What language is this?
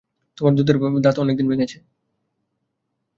Bangla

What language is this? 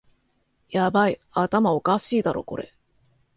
Japanese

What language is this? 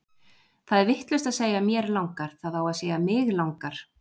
Icelandic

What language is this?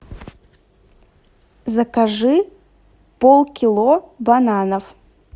Russian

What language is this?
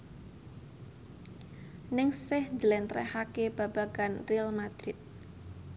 Javanese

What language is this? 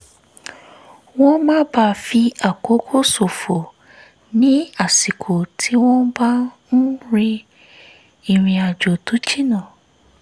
Yoruba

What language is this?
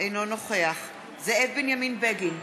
Hebrew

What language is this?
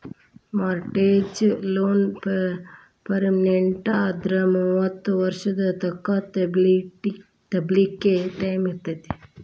Kannada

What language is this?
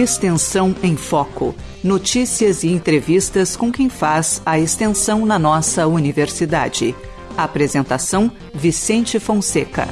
Portuguese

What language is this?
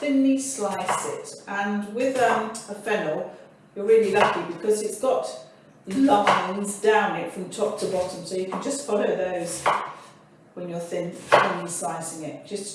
English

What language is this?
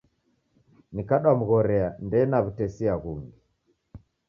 Taita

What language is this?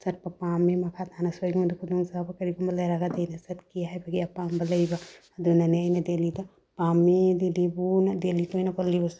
Manipuri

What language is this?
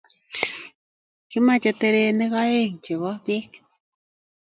Kalenjin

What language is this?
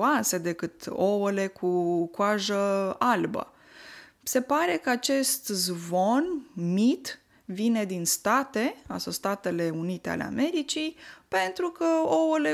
Romanian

